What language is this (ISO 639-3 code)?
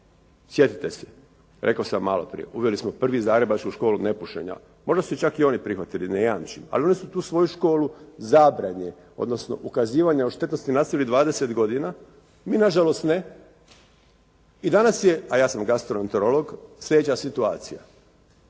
hrv